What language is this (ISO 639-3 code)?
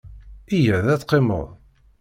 kab